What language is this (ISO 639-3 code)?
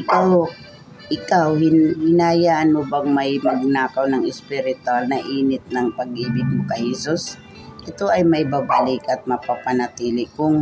fil